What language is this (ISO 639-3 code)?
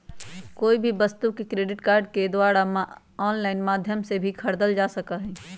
mag